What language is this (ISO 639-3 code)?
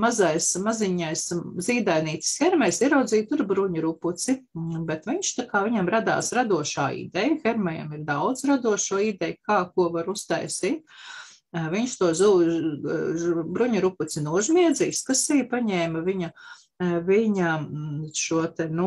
lav